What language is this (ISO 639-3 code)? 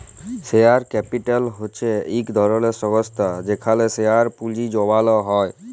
ben